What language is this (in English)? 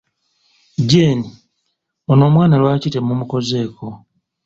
Ganda